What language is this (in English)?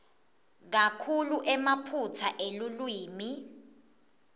Swati